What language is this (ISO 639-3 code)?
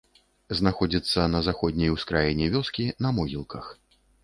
bel